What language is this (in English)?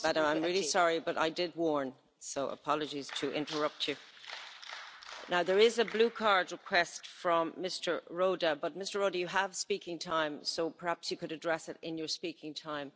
English